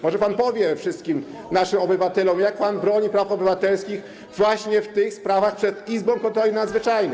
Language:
Polish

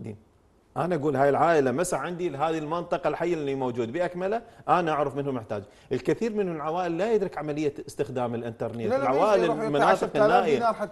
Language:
Arabic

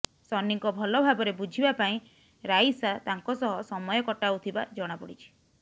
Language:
Odia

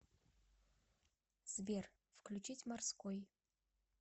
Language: Russian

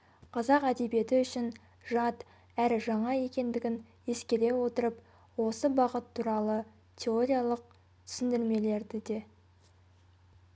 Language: Kazakh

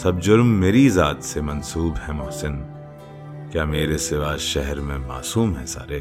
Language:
Urdu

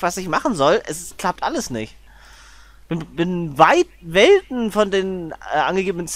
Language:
German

